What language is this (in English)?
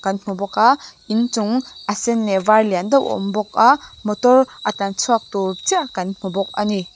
Mizo